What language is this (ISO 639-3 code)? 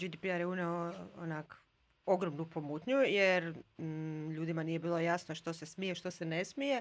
hrv